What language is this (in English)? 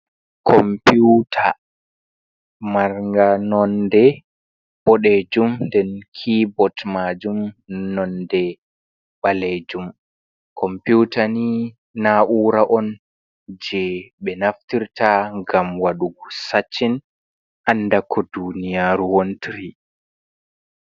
Fula